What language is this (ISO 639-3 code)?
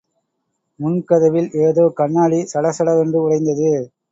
tam